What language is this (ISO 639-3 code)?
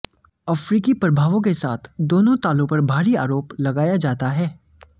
hin